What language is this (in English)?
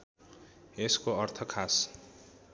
Nepali